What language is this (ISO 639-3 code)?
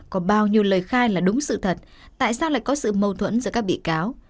vie